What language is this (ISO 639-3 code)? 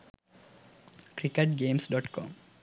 sin